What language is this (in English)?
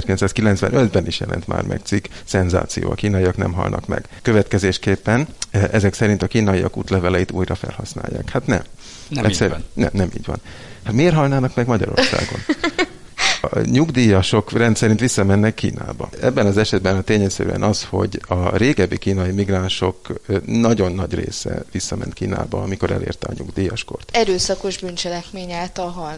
Hungarian